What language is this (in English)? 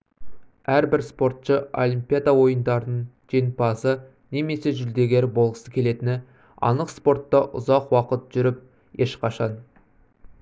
Kazakh